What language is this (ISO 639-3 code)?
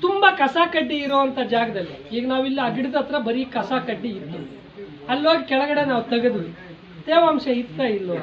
ron